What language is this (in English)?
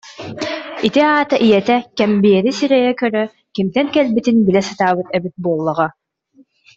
Yakut